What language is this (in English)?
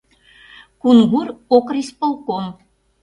Mari